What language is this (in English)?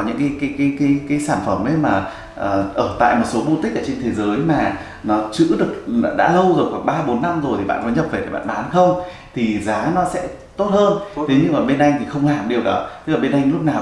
Vietnamese